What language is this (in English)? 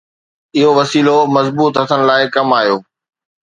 Sindhi